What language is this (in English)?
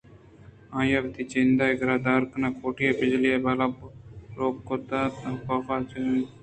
Eastern Balochi